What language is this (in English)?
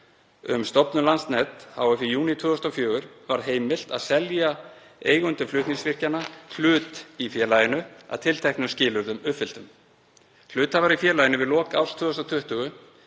Icelandic